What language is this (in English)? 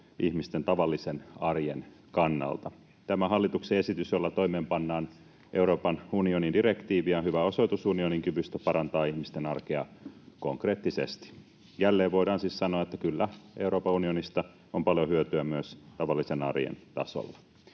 Finnish